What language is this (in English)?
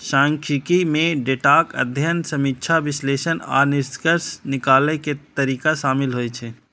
Maithili